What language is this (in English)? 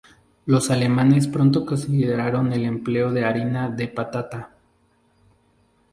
Spanish